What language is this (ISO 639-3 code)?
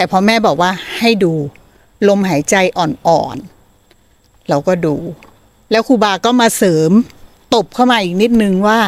tha